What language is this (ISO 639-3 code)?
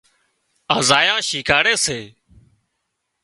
kxp